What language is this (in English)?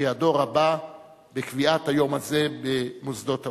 Hebrew